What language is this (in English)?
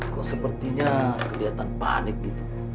Indonesian